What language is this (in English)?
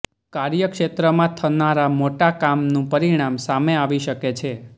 Gujarati